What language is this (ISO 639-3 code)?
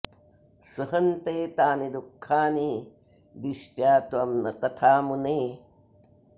san